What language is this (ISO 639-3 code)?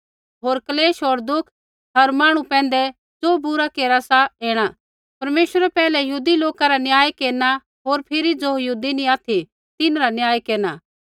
kfx